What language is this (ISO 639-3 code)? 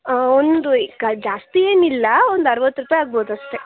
kan